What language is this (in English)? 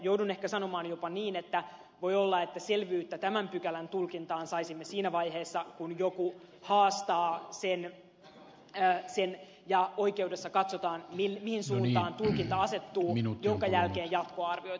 Finnish